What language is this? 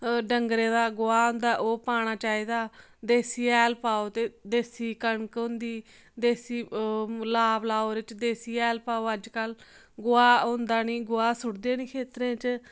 Dogri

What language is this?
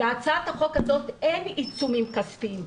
Hebrew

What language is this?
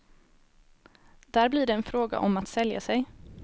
Swedish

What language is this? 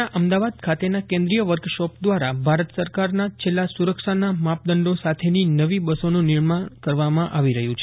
Gujarati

